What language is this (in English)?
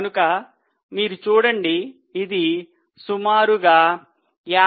Telugu